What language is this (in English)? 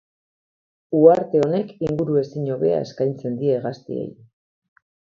Basque